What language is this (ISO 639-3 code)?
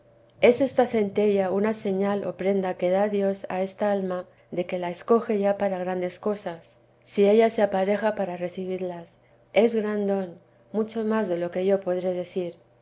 spa